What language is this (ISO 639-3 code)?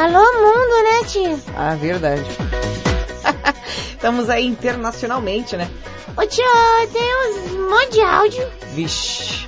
por